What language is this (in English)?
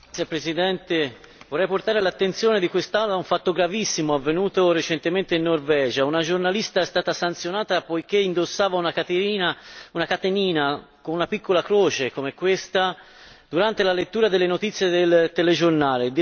Italian